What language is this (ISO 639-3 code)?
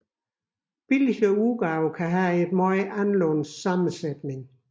dan